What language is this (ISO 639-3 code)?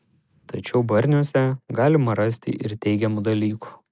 lit